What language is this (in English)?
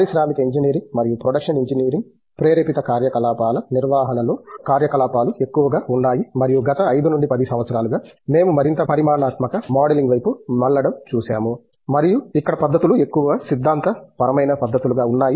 Telugu